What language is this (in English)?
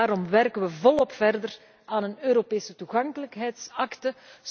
Dutch